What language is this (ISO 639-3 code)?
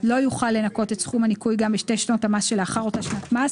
heb